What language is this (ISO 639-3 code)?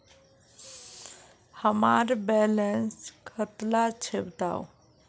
mag